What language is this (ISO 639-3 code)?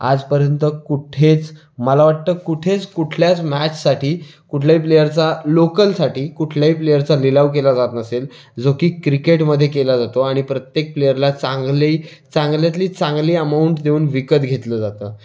mar